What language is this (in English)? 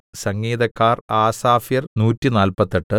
Malayalam